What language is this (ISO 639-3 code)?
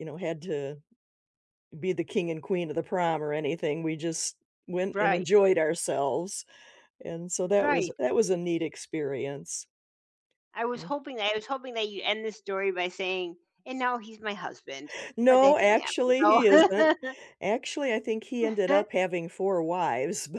eng